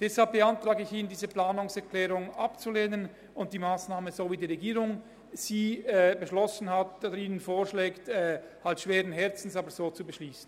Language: Swiss German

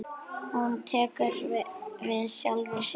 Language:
Icelandic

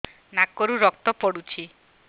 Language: Odia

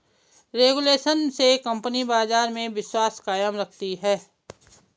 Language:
Hindi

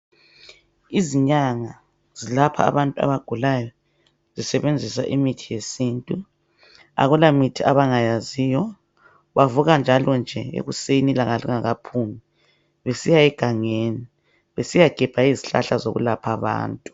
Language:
North Ndebele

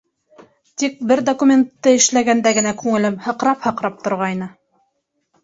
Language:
Bashkir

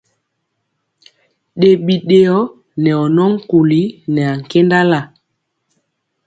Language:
Mpiemo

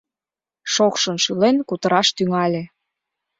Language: Mari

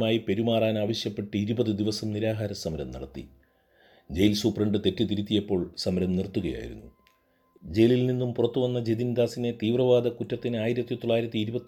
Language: Malayalam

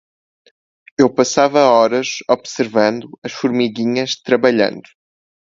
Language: Portuguese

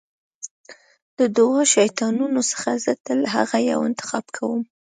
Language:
Pashto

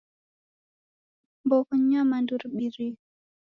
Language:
Taita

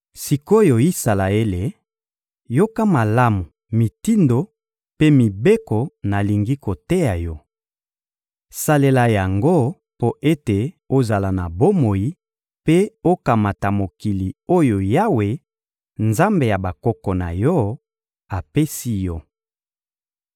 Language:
Lingala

